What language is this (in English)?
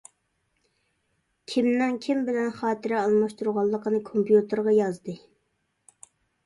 Uyghur